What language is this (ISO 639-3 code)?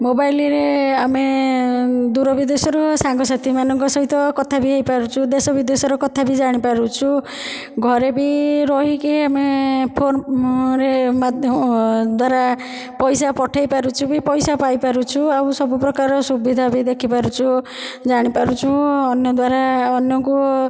ori